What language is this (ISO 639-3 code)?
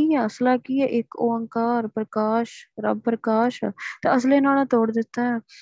pan